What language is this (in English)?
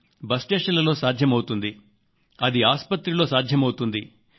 Telugu